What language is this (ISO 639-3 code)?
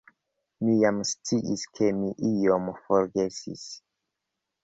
epo